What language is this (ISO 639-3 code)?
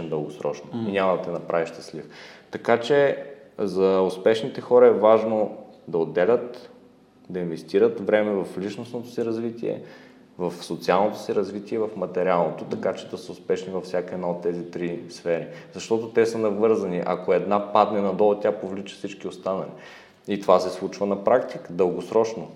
bul